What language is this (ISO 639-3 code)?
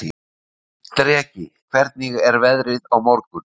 isl